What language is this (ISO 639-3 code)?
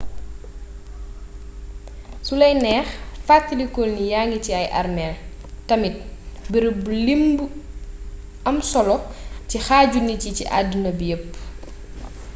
wol